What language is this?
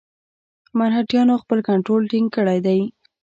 Pashto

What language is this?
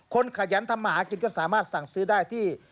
Thai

